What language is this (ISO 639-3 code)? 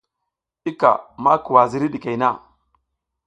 giz